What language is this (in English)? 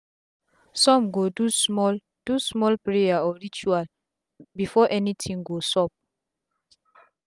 Nigerian Pidgin